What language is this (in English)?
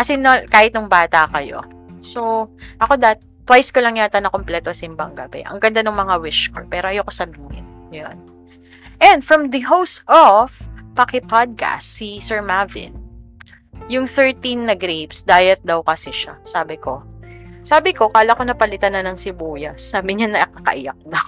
Filipino